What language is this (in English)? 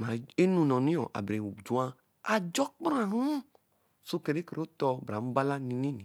Eleme